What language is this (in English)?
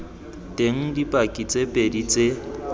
Tswana